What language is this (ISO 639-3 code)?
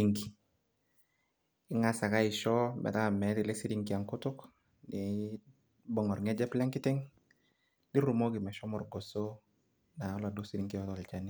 mas